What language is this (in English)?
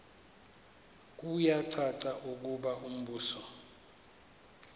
Xhosa